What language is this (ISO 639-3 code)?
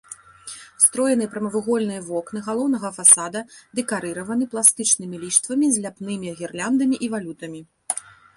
bel